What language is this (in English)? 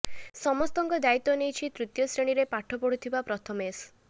Odia